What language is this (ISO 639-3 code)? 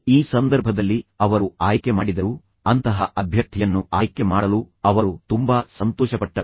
kan